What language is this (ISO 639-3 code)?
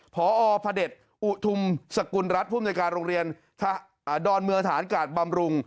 tha